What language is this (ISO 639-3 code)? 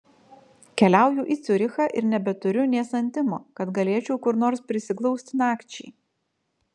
lit